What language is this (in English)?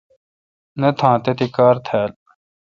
Kalkoti